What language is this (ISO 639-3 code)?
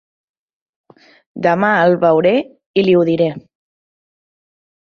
cat